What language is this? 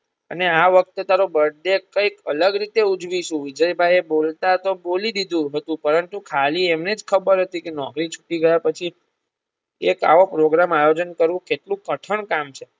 Gujarati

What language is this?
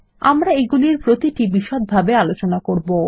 Bangla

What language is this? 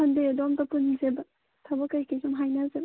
Manipuri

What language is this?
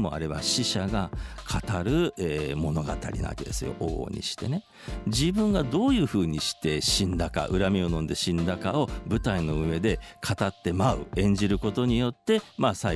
Japanese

